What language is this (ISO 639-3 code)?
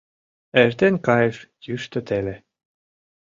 chm